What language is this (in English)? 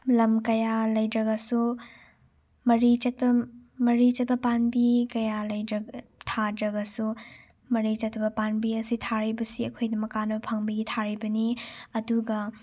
Manipuri